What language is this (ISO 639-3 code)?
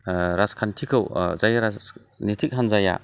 brx